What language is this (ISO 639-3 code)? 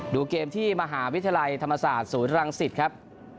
tha